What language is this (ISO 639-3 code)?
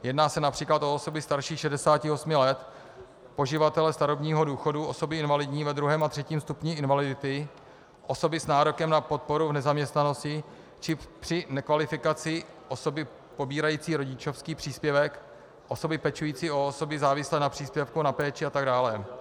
ces